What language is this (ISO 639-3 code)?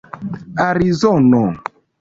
epo